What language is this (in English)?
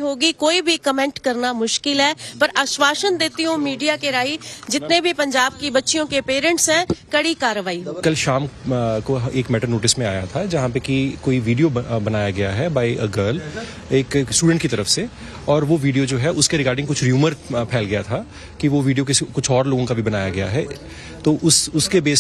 Hindi